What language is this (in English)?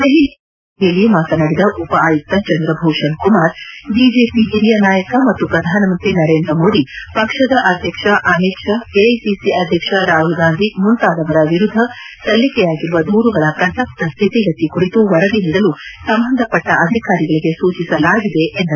Kannada